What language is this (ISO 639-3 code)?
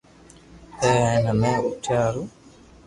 lrk